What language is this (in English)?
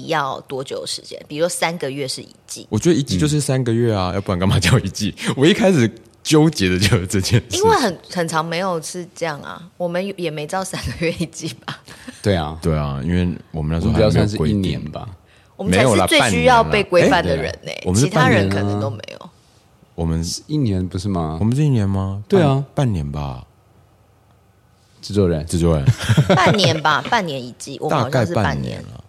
Chinese